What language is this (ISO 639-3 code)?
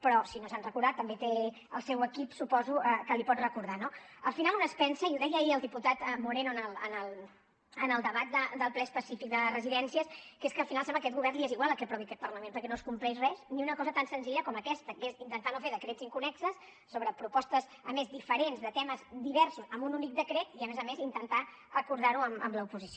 cat